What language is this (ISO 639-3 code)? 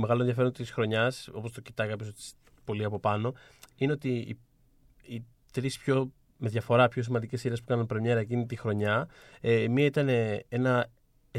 ell